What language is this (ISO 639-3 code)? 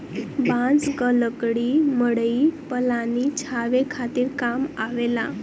bho